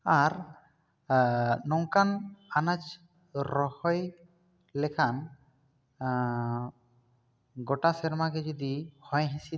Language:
Santali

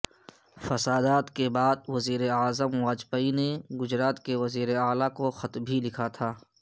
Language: Urdu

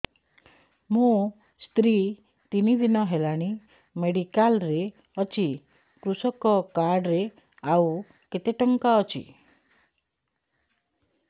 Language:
Odia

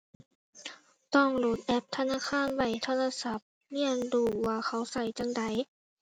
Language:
Thai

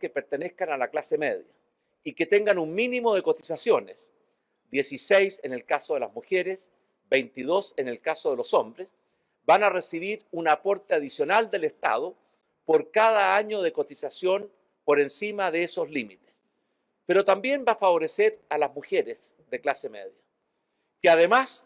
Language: Spanish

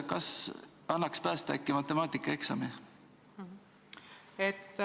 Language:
Estonian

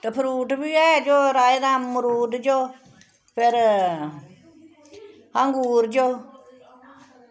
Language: Dogri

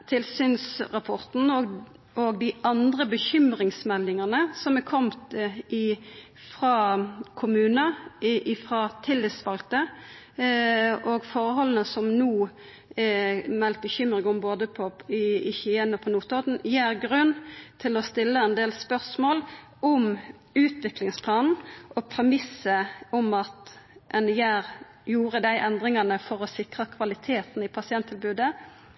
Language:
Norwegian Nynorsk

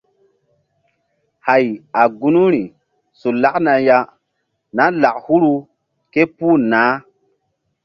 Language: Mbum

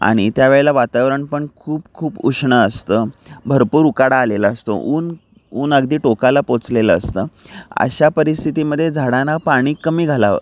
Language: Marathi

